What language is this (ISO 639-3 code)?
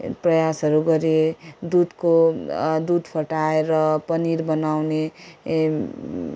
nep